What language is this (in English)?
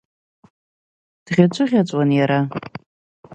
Abkhazian